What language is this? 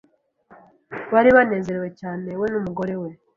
Kinyarwanda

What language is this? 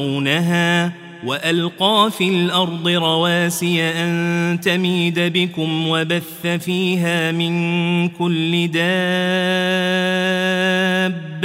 Arabic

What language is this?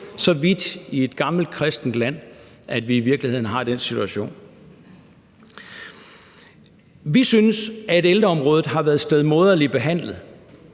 Danish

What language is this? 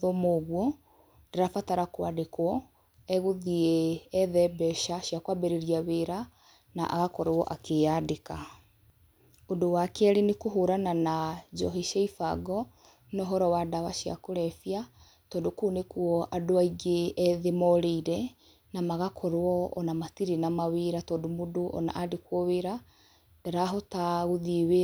Kikuyu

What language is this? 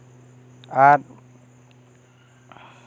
Santali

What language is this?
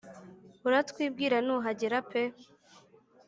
Kinyarwanda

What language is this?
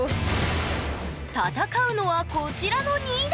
Japanese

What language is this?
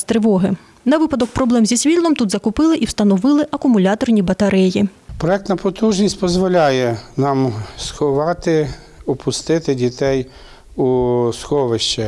Ukrainian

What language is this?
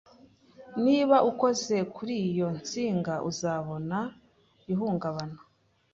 Kinyarwanda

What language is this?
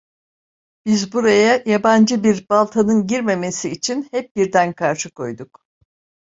Turkish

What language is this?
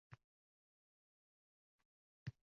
Uzbek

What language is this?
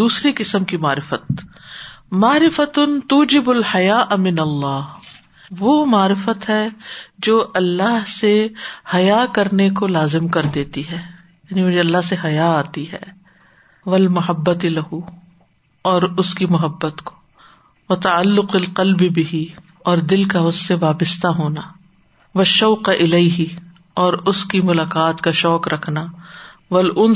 Urdu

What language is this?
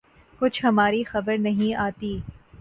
Urdu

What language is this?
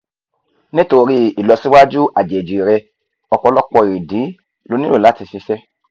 Yoruba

